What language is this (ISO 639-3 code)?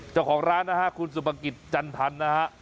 tha